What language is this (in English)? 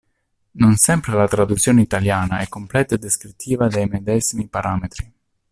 Italian